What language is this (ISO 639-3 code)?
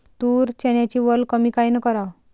mar